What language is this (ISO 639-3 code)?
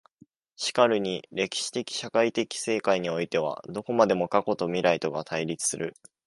jpn